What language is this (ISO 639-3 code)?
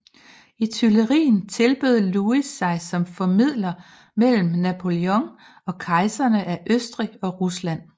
dan